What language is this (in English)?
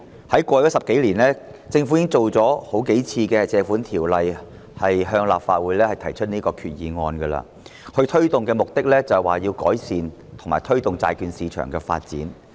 Cantonese